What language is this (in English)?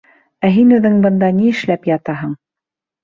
Bashkir